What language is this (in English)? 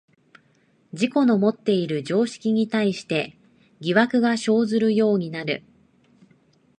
Japanese